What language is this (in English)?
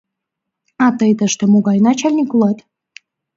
Mari